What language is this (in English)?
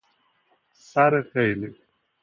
Persian